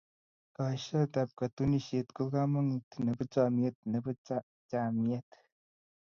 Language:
Kalenjin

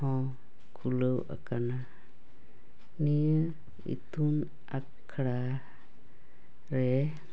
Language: Santali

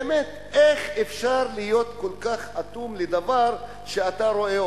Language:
Hebrew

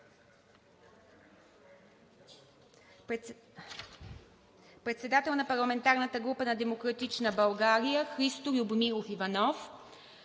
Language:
Bulgarian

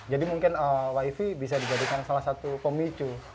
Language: Indonesian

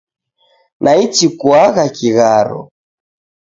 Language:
Taita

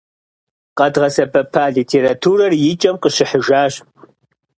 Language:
Kabardian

